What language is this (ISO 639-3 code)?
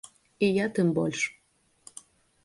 bel